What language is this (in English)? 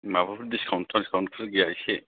Bodo